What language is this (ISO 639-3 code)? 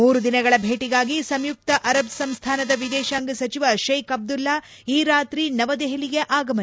kan